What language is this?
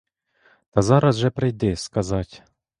Ukrainian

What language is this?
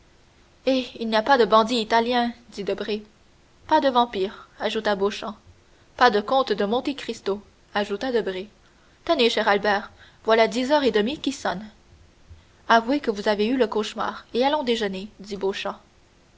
French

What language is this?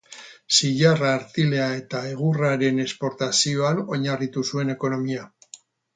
Basque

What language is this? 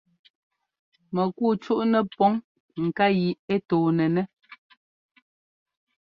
Ngomba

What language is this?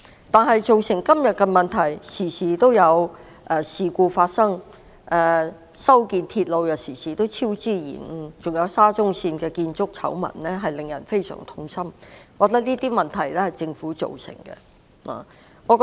Cantonese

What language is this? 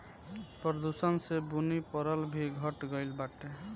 Bhojpuri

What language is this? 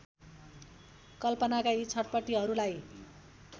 Nepali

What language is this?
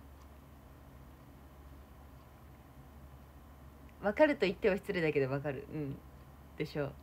Japanese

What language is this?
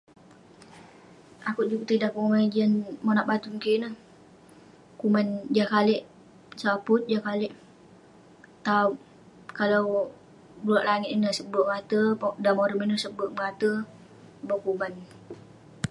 Western Penan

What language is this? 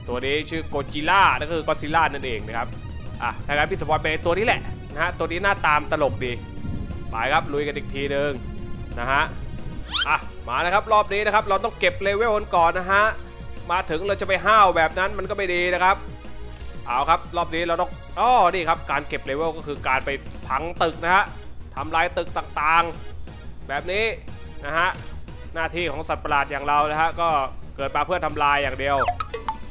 Thai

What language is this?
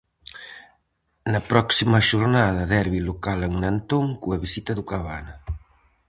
Galician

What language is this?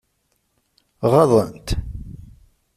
Kabyle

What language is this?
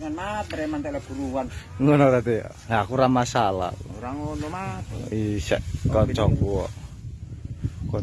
Indonesian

